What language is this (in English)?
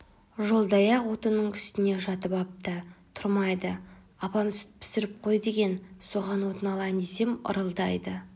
Kazakh